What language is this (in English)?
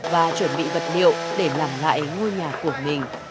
Vietnamese